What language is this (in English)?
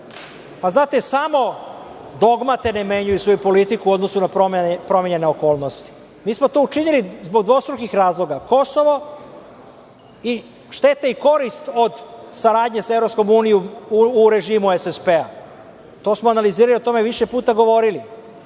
Serbian